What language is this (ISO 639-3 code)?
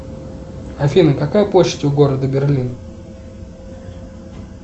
rus